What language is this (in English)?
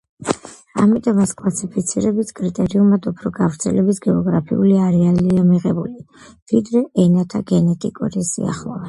Georgian